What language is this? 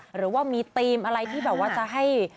Thai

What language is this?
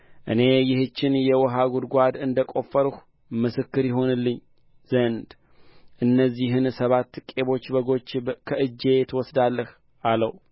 Amharic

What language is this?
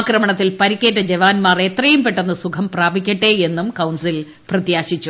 Malayalam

